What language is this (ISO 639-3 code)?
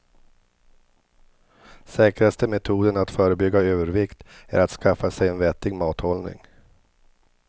swe